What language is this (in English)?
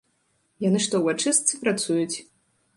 Belarusian